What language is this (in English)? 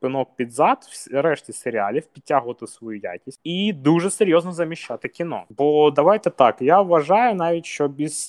Ukrainian